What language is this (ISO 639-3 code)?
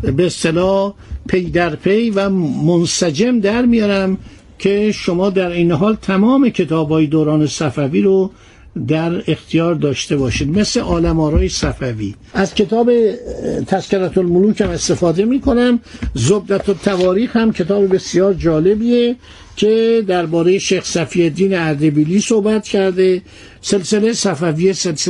fas